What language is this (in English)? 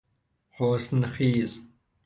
Persian